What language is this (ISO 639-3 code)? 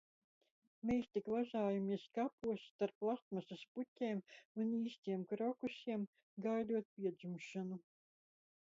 lav